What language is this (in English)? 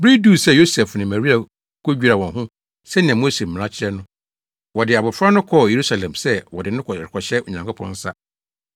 Akan